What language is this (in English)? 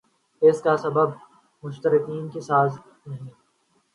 Urdu